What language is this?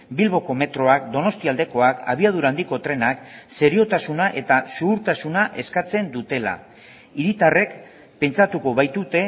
Basque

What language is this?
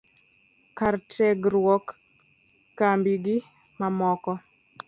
Luo (Kenya and Tanzania)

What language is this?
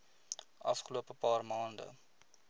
Afrikaans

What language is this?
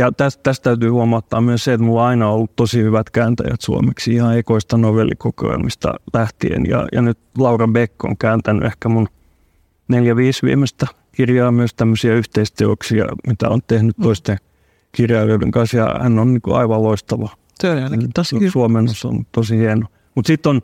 Finnish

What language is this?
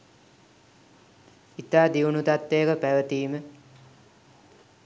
Sinhala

